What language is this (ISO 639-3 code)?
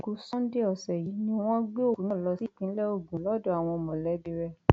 yor